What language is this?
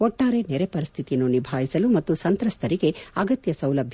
Kannada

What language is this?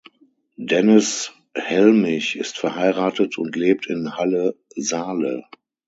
German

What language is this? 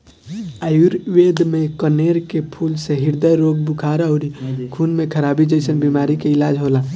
Bhojpuri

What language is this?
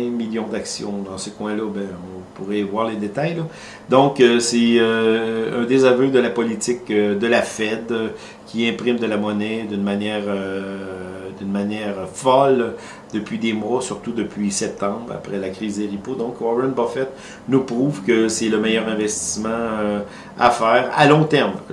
French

